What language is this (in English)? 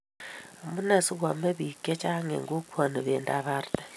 Kalenjin